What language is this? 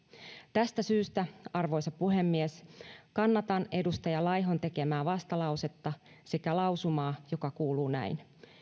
Finnish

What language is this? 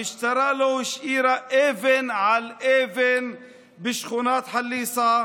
Hebrew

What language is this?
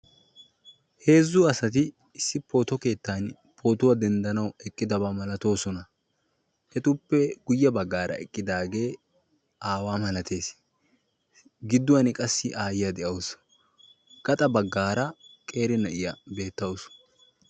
Wolaytta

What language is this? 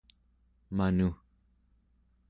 Central Yupik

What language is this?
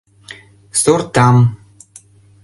Mari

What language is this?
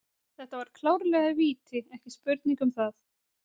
Icelandic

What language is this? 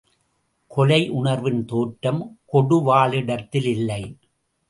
Tamil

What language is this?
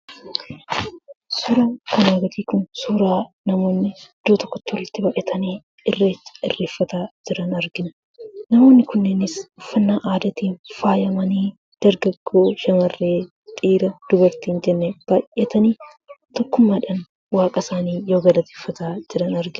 Oromo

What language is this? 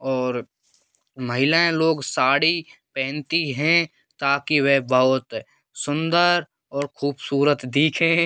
Hindi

